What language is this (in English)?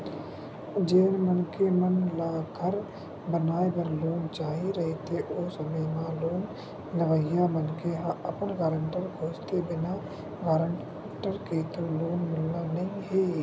Chhattisgarhi